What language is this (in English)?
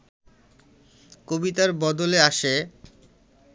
Bangla